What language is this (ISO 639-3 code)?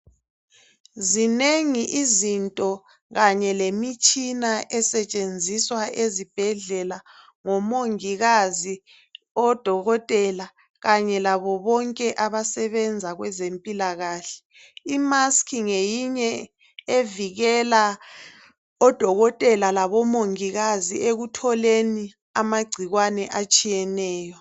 nde